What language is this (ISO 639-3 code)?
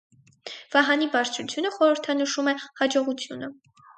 hye